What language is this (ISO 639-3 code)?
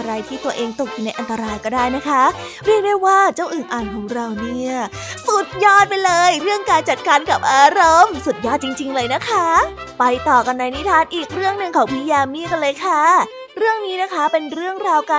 tha